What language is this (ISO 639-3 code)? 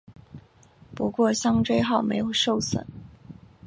zho